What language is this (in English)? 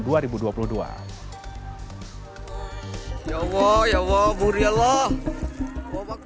Indonesian